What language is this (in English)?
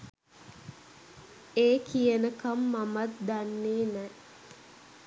Sinhala